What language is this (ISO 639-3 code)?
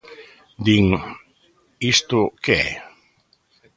glg